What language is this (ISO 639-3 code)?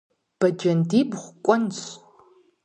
kbd